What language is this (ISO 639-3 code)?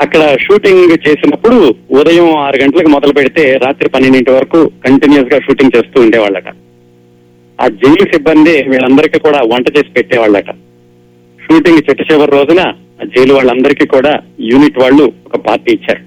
tel